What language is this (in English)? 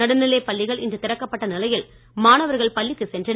Tamil